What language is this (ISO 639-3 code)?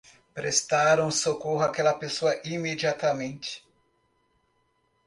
por